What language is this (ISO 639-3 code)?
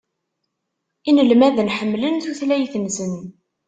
kab